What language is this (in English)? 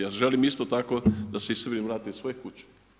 Croatian